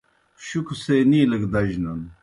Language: Kohistani Shina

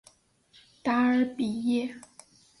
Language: Chinese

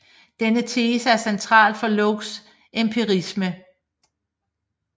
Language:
Danish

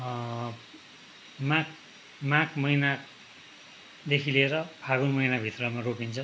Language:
Nepali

